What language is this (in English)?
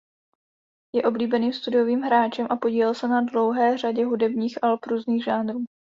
Czech